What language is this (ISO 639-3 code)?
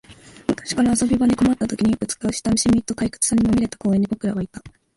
jpn